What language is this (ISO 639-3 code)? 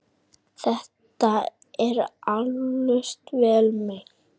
isl